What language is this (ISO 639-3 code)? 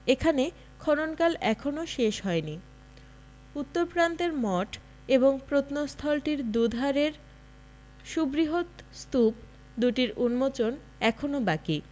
ben